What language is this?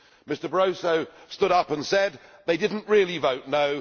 English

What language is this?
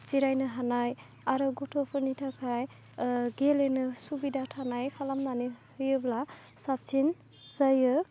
Bodo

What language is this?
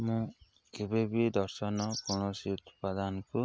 Odia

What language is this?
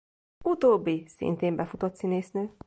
Hungarian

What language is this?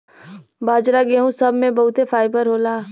Bhojpuri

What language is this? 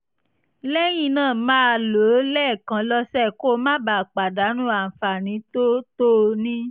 Yoruba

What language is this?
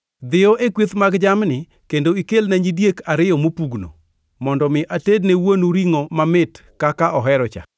Luo (Kenya and Tanzania)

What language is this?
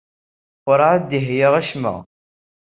Kabyle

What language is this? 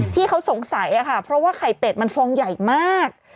Thai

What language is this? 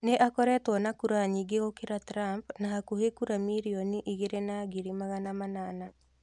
Kikuyu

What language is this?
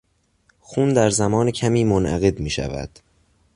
Persian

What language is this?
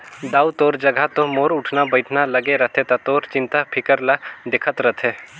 Chhattisgarhi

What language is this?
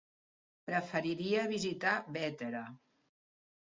Catalan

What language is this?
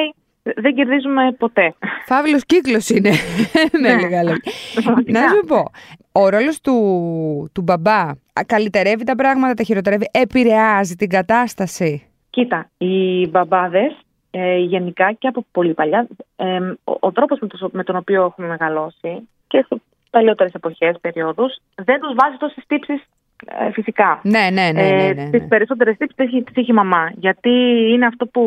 Greek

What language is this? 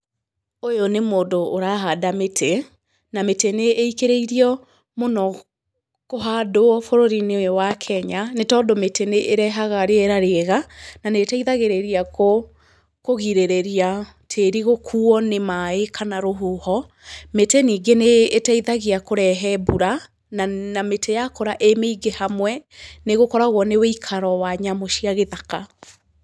Kikuyu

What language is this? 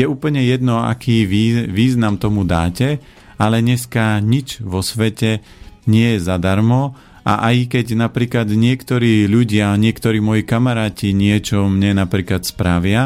Slovak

